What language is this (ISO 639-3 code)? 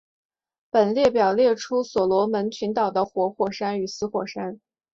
zho